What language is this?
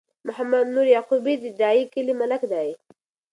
Pashto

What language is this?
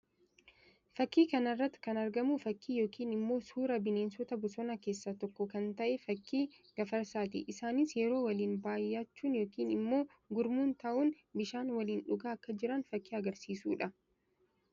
Oromo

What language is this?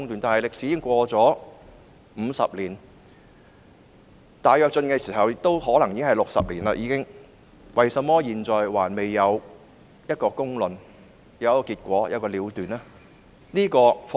Cantonese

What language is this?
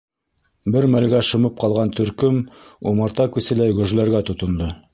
Bashkir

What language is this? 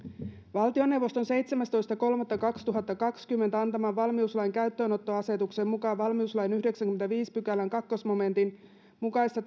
Finnish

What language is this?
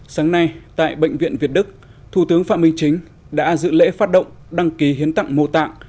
Vietnamese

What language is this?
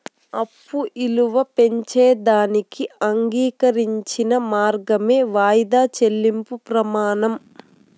Telugu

